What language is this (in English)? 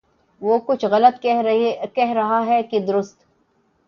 Urdu